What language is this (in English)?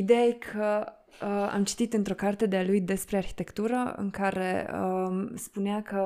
Romanian